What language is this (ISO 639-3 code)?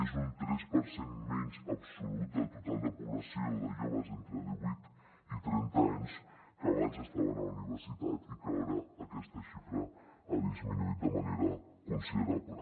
cat